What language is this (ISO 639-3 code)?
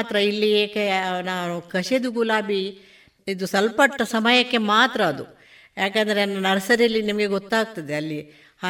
kan